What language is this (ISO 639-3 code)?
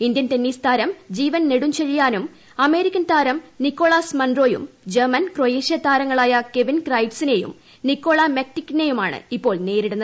mal